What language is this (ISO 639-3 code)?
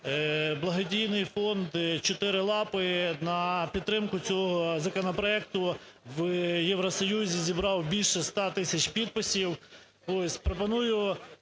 ukr